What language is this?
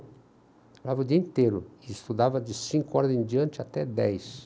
Portuguese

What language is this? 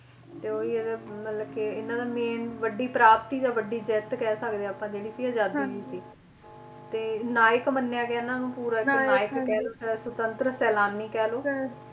Punjabi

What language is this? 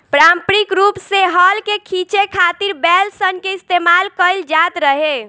Bhojpuri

